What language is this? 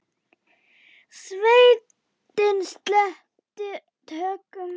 Icelandic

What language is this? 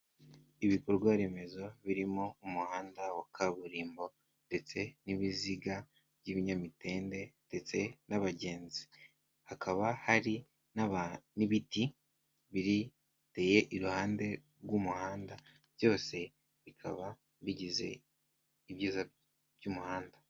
Kinyarwanda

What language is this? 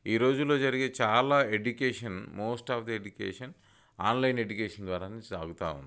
Telugu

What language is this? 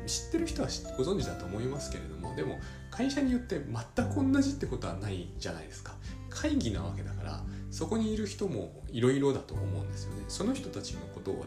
Japanese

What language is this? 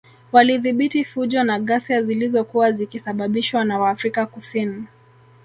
Swahili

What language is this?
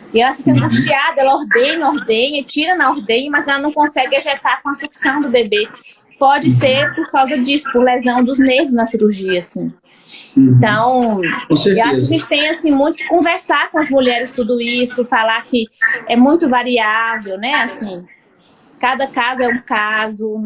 Portuguese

